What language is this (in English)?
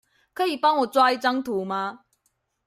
Chinese